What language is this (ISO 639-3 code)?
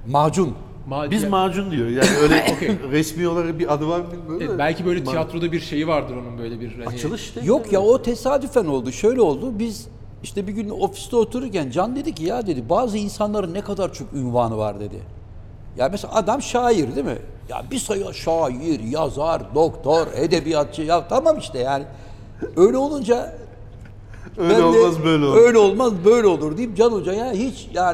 tur